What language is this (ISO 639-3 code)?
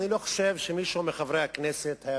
heb